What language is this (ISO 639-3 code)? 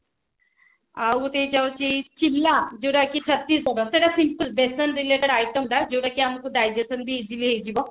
ori